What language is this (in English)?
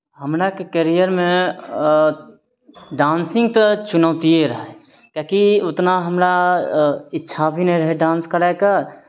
Maithili